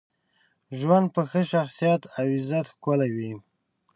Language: Pashto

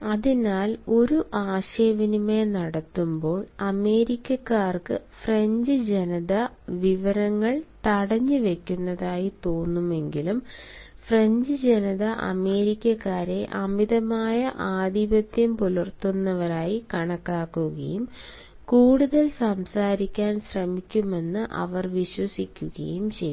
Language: Malayalam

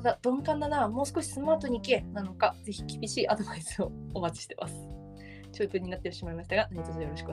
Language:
Japanese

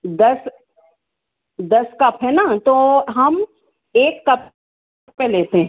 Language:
Hindi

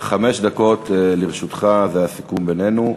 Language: Hebrew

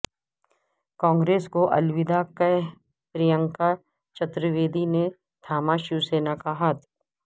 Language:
Urdu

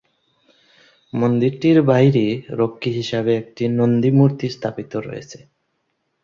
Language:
Bangla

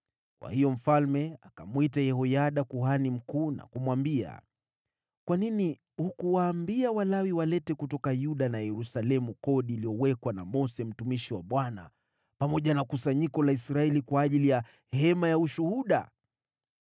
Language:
Swahili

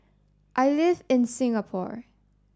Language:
English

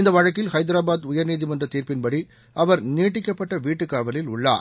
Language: Tamil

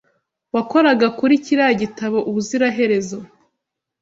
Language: Kinyarwanda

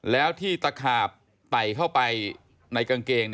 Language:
Thai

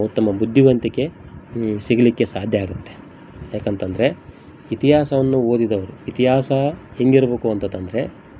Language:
Kannada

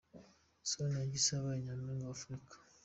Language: Kinyarwanda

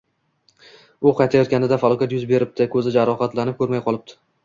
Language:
Uzbek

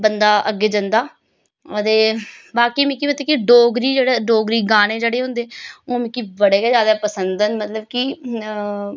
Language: Dogri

